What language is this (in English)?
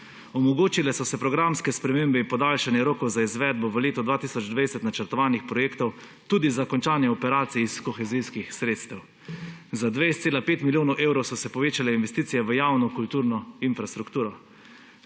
Slovenian